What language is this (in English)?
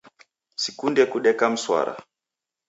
Taita